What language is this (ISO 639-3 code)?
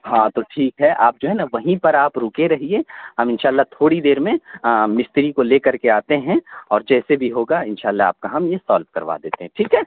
urd